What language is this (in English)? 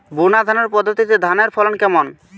Bangla